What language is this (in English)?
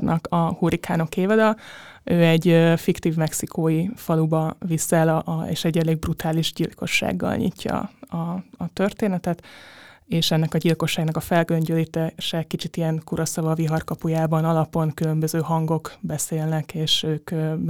Hungarian